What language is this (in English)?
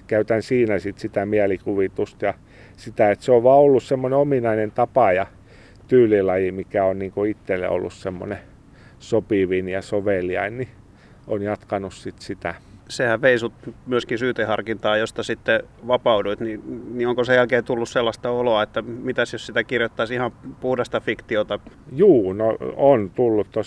Finnish